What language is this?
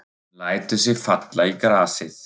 Icelandic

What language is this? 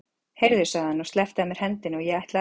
Icelandic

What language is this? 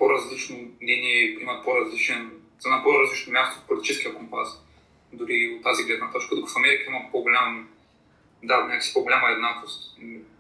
Bulgarian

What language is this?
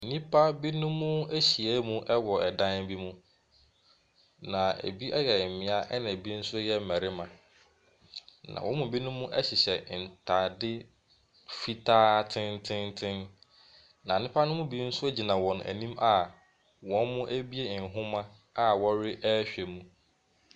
Akan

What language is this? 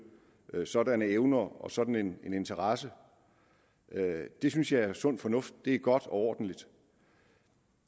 Danish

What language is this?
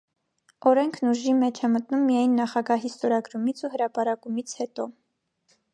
Armenian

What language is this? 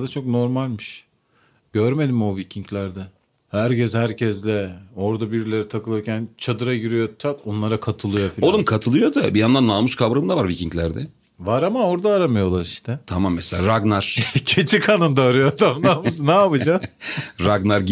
Turkish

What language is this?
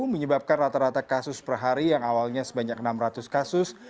Indonesian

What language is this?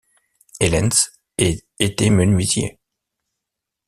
French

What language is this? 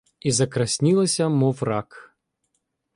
Ukrainian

